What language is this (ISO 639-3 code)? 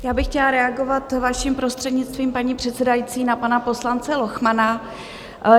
ces